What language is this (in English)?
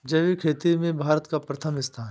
Hindi